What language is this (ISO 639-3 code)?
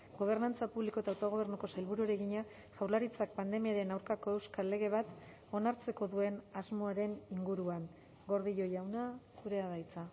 eus